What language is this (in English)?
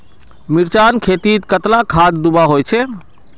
Magahi